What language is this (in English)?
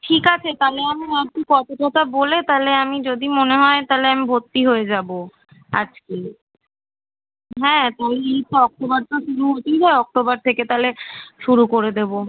Bangla